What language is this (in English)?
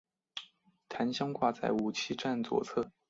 Chinese